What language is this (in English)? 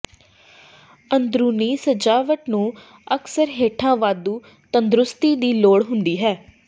Punjabi